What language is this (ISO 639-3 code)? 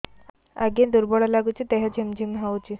ori